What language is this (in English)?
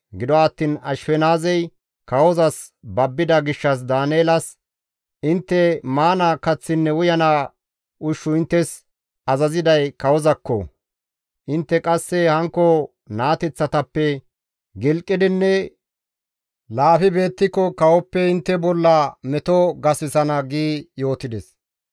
Gamo